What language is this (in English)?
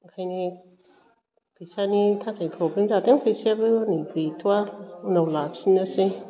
Bodo